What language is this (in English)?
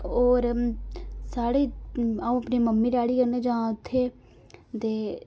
Dogri